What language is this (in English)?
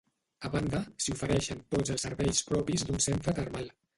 Catalan